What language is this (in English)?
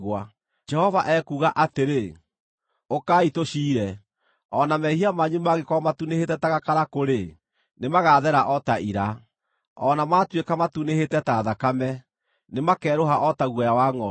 Kikuyu